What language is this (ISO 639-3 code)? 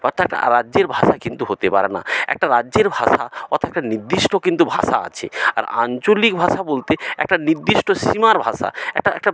ben